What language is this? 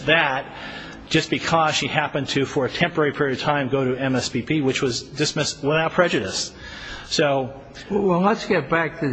English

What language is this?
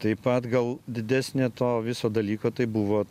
Lithuanian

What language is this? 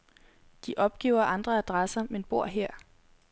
Danish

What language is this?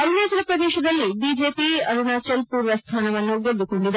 Kannada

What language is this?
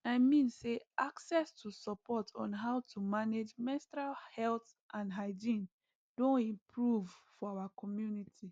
Nigerian Pidgin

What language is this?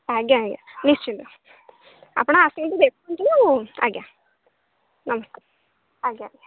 Odia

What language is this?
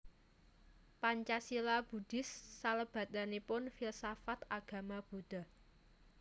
Javanese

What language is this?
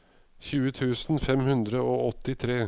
Norwegian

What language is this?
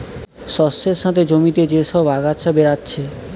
Bangla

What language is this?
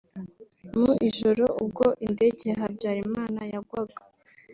Kinyarwanda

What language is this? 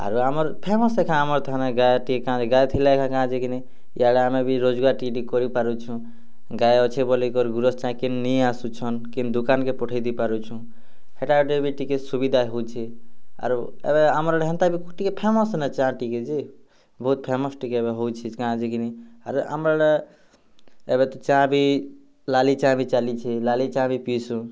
Odia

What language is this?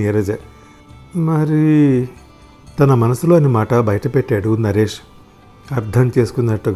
Telugu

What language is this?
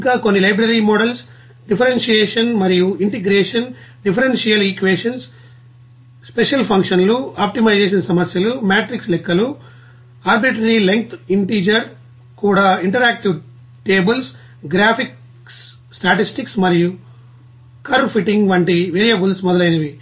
Telugu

